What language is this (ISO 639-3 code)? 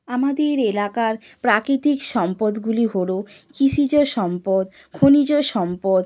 ben